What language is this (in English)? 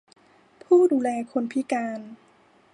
Thai